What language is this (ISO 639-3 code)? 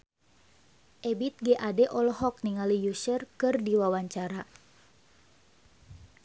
sun